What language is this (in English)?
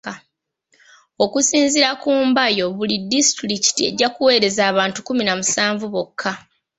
Ganda